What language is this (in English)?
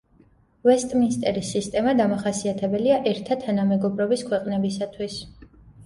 Georgian